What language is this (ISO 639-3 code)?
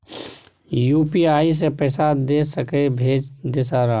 mai